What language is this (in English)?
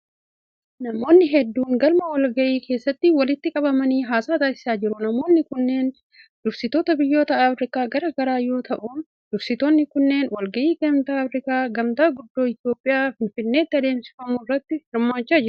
Oromo